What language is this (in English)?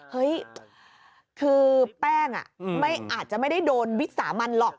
Thai